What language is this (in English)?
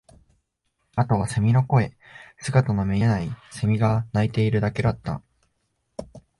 Japanese